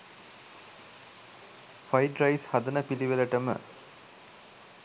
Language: Sinhala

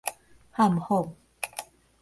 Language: Min Nan Chinese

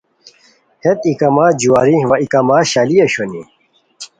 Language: Khowar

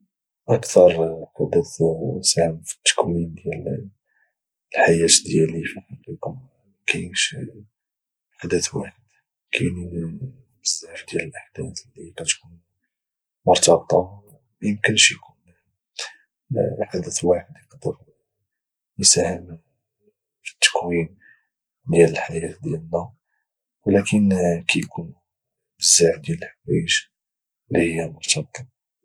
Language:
Moroccan Arabic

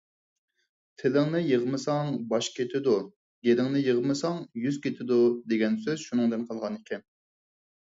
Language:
Uyghur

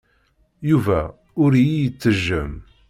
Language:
Kabyle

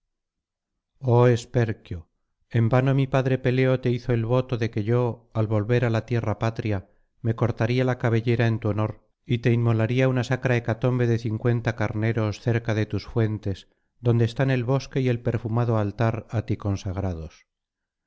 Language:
Spanish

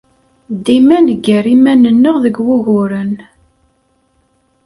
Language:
Kabyle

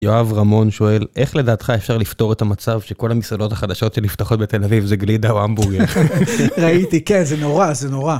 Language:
Hebrew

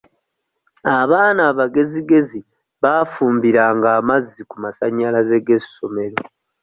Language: Ganda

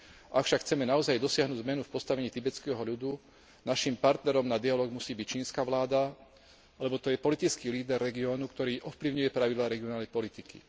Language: Slovak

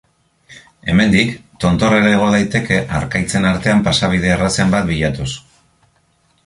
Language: Basque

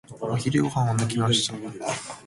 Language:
Japanese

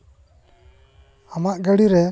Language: Santali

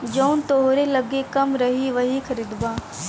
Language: Bhojpuri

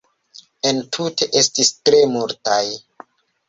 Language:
Esperanto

